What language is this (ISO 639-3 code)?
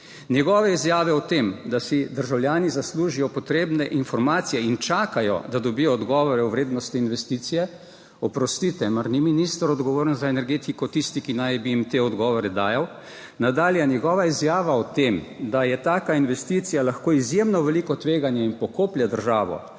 slv